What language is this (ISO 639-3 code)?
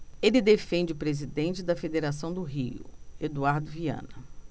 por